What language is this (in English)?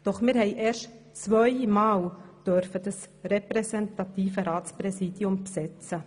Swiss German